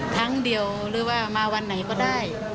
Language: Thai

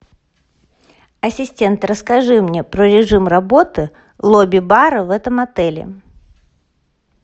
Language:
Russian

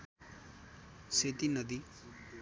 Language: Nepali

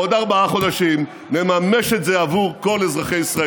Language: Hebrew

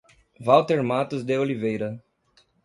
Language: Portuguese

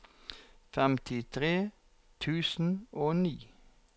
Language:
Norwegian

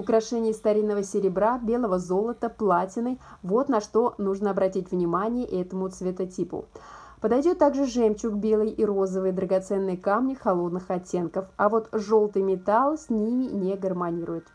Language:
Russian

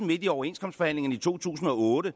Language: Danish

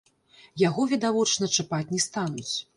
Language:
Belarusian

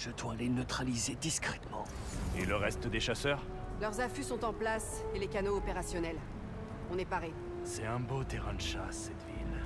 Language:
French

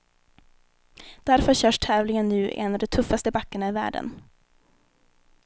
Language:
Swedish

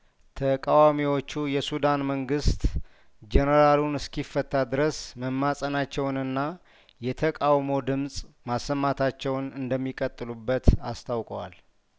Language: Amharic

